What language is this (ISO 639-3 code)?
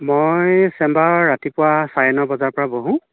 asm